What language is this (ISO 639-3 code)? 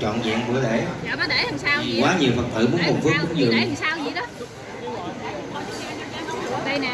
vie